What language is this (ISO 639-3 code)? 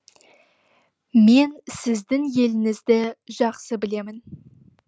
kaz